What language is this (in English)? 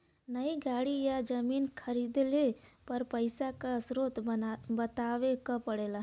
Bhojpuri